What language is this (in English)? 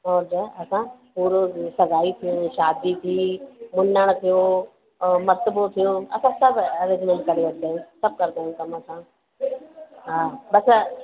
Sindhi